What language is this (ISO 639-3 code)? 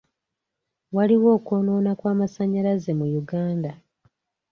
lug